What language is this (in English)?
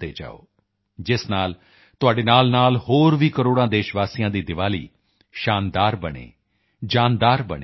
Punjabi